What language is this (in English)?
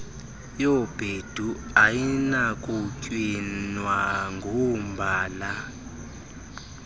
Xhosa